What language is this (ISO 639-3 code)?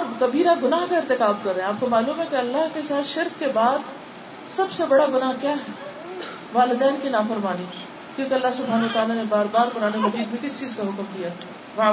urd